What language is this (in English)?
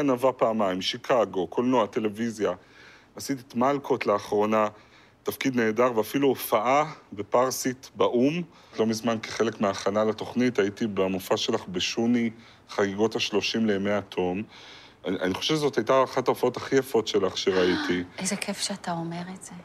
Hebrew